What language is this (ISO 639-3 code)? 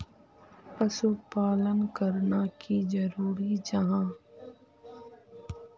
mag